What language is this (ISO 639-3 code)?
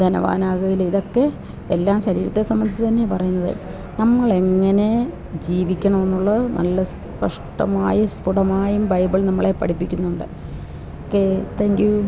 mal